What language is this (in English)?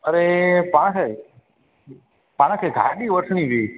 Sindhi